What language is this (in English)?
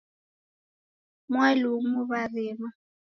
Taita